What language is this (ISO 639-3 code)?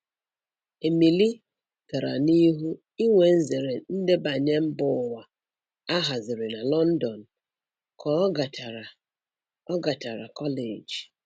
ibo